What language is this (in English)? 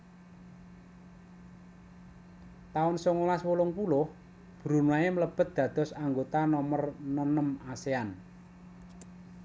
Javanese